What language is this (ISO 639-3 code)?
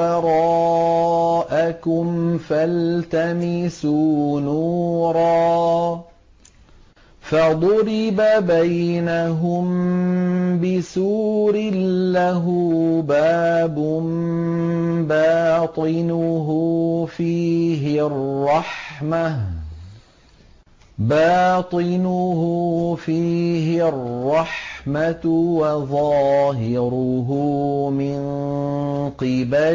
ara